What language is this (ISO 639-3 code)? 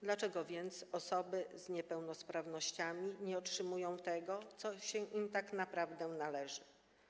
pol